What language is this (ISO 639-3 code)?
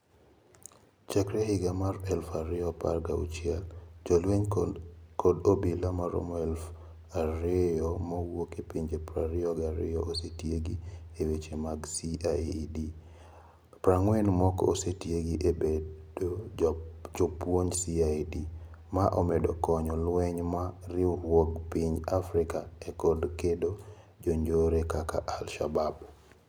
luo